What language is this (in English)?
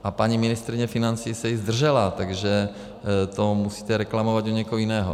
Czech